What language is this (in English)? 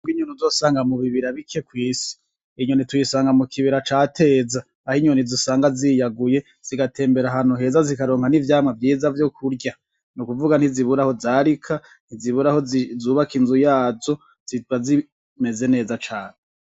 Rundi